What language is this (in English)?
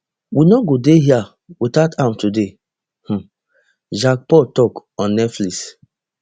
Nigerian Pidgin